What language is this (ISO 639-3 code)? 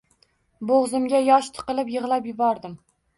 uzb